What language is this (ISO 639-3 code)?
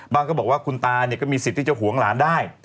tha